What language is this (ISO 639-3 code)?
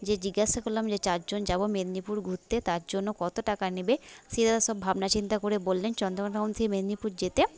ben